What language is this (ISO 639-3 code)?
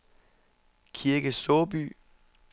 dan